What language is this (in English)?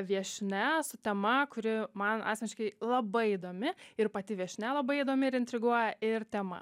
Lithuanian